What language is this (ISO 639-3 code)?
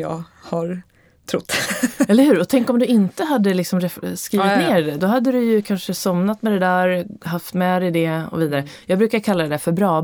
swe